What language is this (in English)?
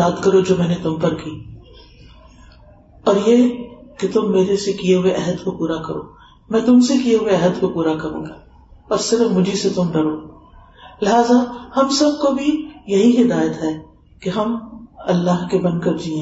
Urdu